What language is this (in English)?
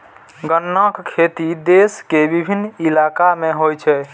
Maithili